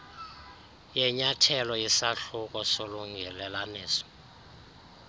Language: Xhosa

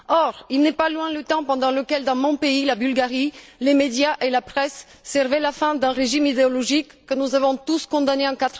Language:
French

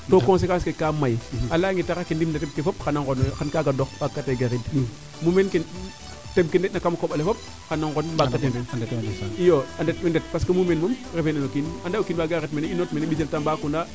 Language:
Serer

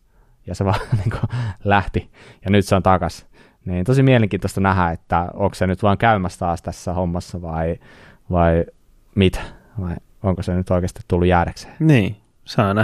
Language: Finnish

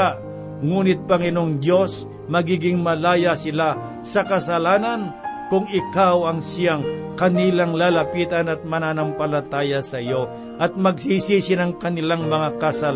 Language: Filipino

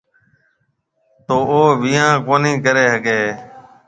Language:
Marwari (Pakistan)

